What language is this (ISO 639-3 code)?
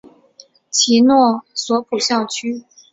zho